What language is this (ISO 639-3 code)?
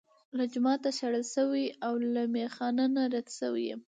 pus